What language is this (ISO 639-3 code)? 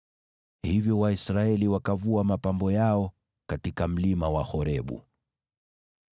swa